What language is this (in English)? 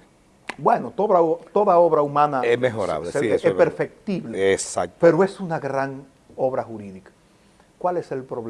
Spanish